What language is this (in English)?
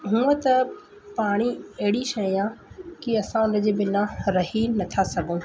Sindhi